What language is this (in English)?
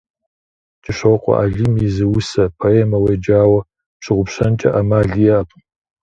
Kabardian